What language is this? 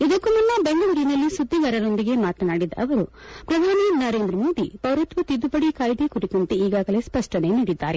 Kannada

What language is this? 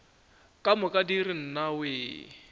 Northern Sotho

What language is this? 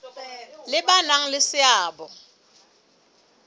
Southern Sotho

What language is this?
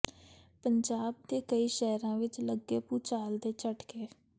Punjabi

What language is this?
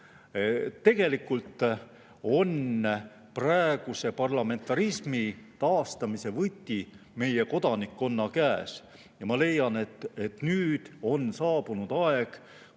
Estonian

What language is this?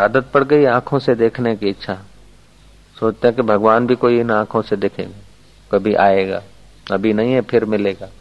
Hindi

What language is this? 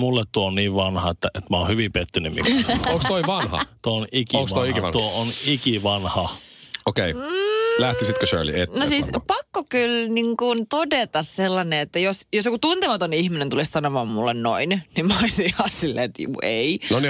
Finnish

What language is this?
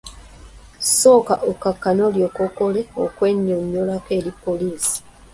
Ganda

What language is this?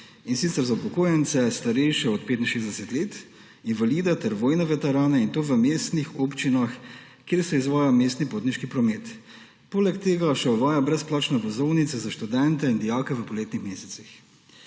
Slovenian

